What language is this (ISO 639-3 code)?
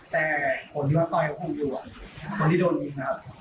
tha